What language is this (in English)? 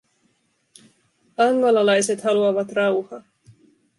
Finnish